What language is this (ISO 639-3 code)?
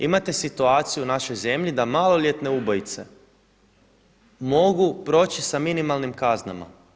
hrv